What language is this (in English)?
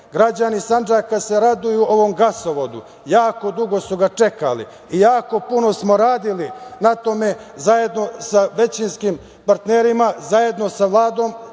Serbian